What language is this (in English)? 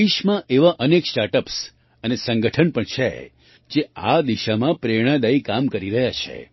Gujarati